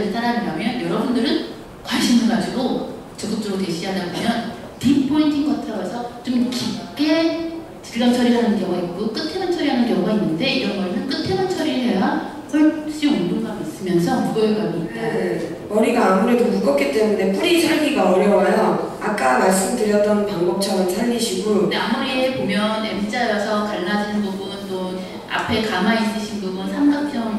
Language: Korean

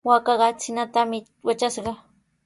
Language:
Sihuas Ancash Quechua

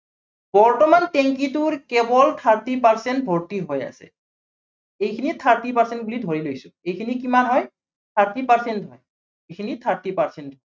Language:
Assamese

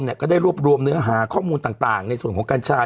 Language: Thai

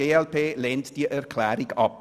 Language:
Swiss German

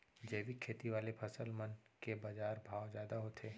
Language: Chhattisgarhi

